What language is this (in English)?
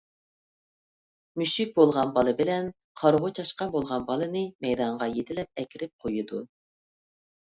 Uyghur